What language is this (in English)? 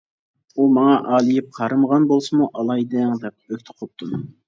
Uyghur